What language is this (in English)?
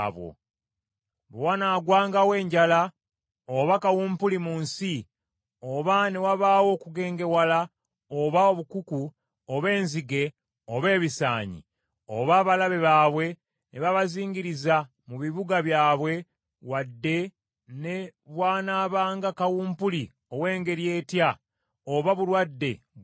Ganda